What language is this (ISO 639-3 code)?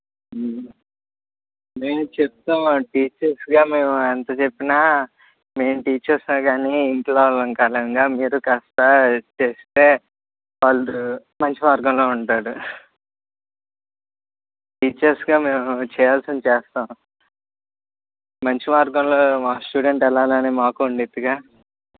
tel